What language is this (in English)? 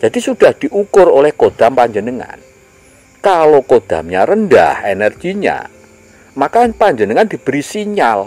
Indonesian